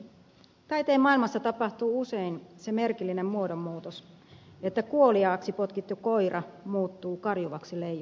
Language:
Finnish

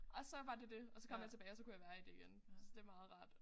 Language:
Danish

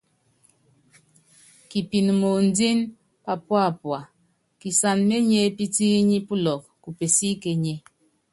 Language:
Yangben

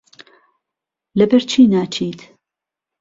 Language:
Central Kurdish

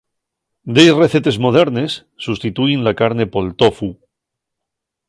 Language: Asturian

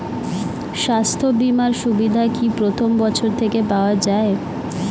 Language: Bangla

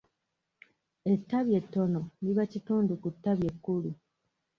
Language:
Ganda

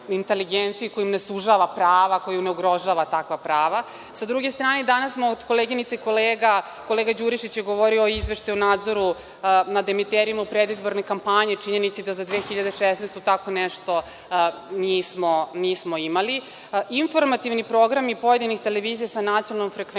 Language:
Serbian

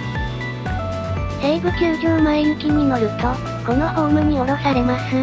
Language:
Japanese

